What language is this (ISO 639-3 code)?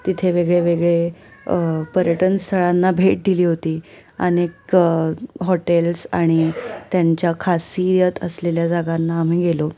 mar